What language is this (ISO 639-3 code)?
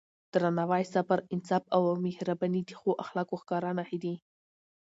pus